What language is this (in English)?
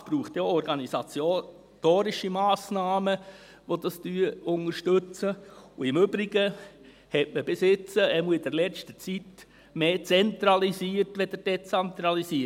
Swiss German